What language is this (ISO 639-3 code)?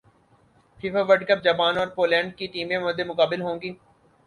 urd